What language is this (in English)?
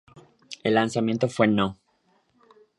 Spanish